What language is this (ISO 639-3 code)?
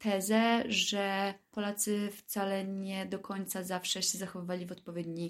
pol